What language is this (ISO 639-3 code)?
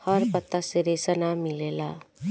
bho